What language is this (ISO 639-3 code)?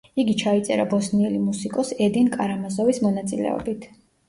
kat